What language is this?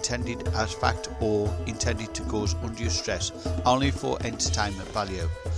English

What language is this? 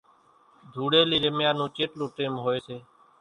Kachi Koli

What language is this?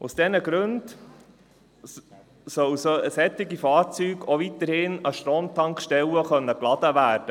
Swiss German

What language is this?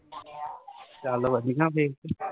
Punjabi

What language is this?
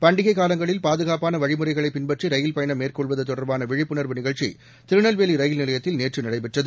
Tamil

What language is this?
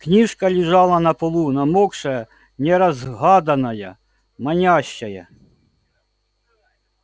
Russian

